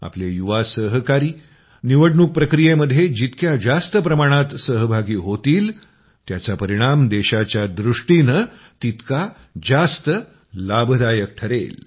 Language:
Marathi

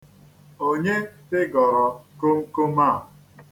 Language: Igbo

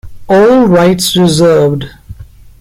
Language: English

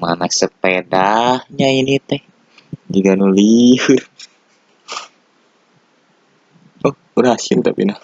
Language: Indonesian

